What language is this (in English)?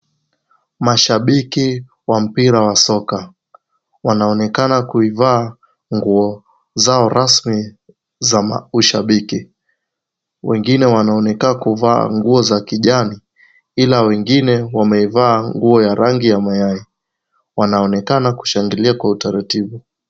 Swahili